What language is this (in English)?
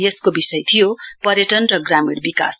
Nepali